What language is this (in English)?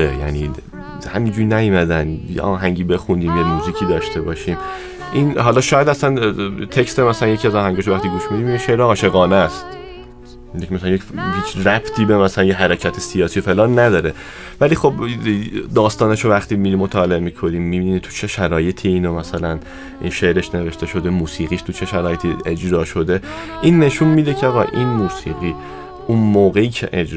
Persian